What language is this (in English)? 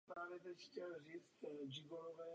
Czech